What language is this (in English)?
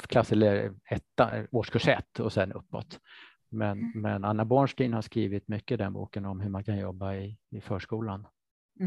Swedish